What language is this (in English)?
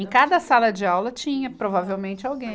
Portuguese